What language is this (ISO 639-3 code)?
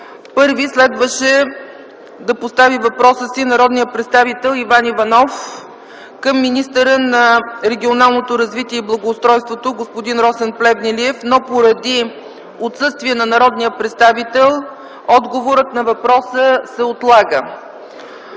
bul